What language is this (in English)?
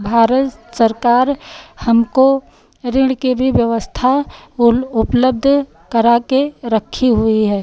Hindi